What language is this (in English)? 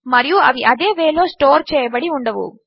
Telugu